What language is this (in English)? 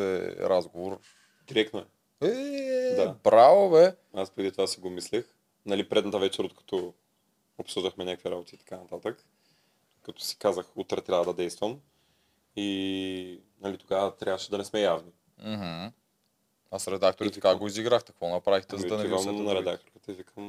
Bulgarian